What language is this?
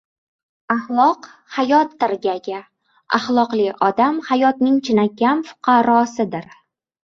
Uzbek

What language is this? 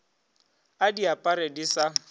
Northern Sotho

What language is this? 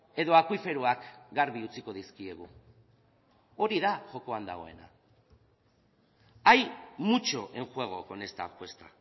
Basque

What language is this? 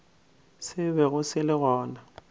Northern Sotho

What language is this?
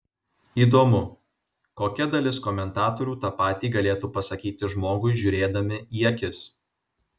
Lithuanian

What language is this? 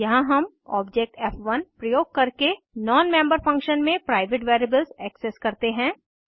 Hindi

